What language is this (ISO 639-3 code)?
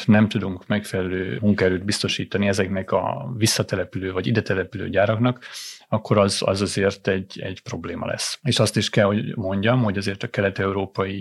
hun